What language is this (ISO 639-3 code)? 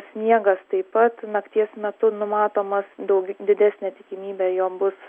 lit